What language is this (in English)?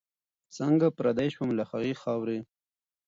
Pashto